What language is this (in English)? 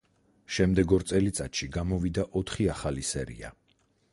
Georgian